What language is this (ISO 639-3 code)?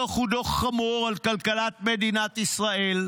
heb